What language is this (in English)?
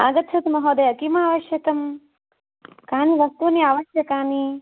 Sanskrit